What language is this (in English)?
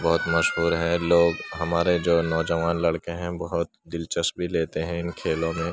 Urdu